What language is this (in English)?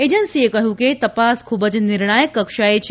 Gujarati